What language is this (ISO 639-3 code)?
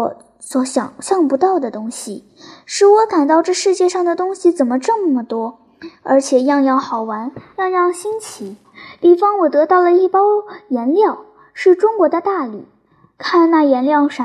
zho